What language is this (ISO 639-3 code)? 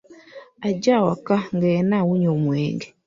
lug